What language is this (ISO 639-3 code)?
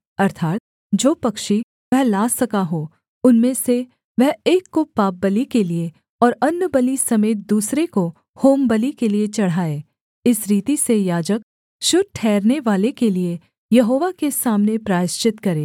hin